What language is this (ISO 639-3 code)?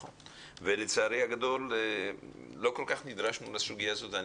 heb